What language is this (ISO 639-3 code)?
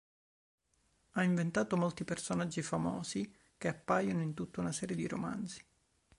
ita